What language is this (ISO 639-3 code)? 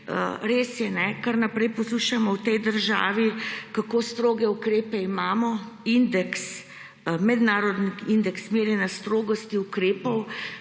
slv